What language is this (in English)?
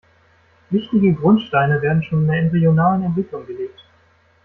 German